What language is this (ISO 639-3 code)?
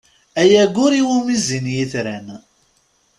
kab